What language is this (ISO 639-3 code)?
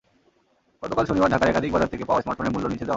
ben